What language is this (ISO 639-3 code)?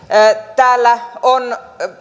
fin